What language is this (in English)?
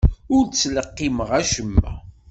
Kabyle